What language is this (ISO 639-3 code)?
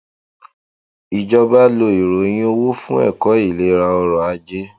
yor